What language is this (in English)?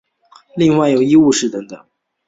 Chinese